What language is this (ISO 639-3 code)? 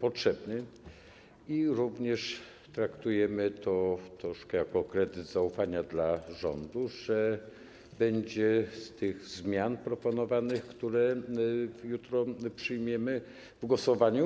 pol